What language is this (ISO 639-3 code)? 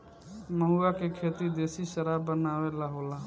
bho